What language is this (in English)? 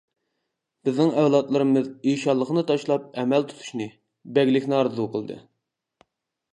Uyghur